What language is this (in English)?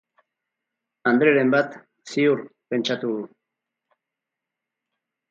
Basque